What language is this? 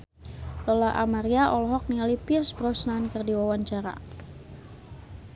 Sundanese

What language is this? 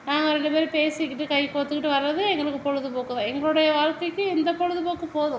Tamil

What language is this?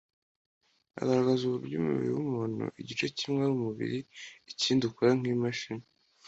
Kinyarwanda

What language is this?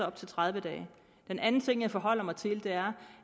Danish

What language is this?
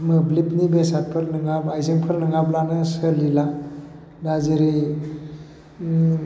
Bodo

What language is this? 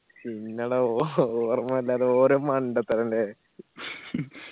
Malayalam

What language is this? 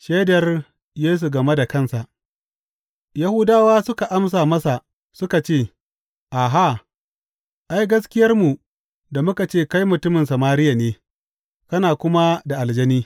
Hausa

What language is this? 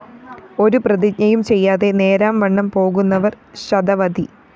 Malayalam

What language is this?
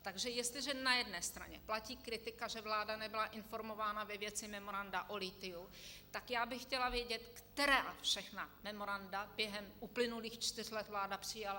Czech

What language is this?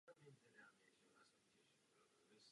Czech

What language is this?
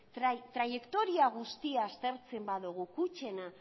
Basque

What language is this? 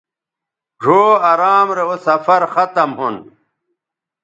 Bateri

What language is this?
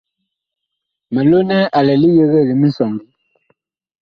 Bakoko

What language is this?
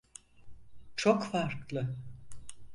Turkish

